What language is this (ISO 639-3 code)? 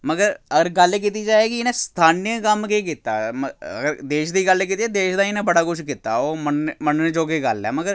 doi